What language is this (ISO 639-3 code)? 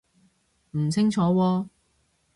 yue